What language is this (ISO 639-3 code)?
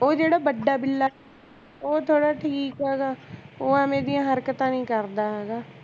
pan